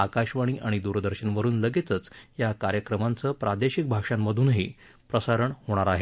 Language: Marathi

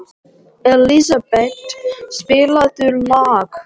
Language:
Icelandic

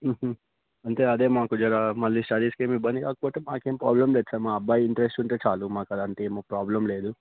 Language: Telugu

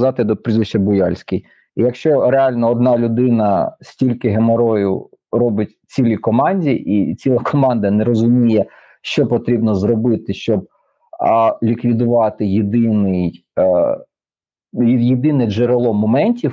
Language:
Ukrainian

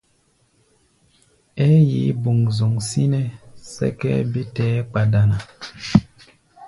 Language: Gbaya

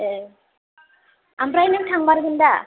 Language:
Bodo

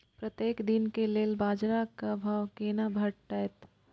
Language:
Maithili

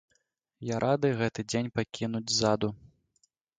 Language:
Belarusian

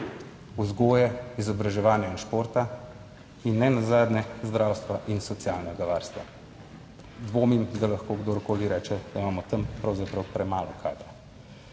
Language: Slovenian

